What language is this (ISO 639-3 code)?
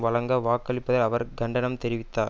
tam